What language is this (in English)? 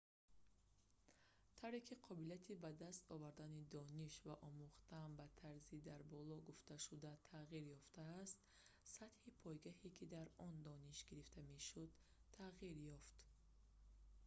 Tajik